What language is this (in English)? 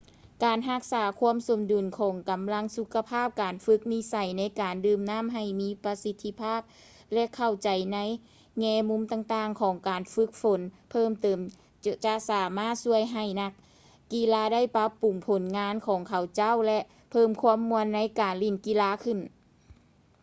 Lao